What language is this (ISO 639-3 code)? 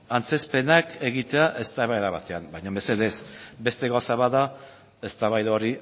eus